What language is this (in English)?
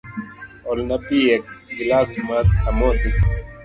Luo (Kenya and Tanzania)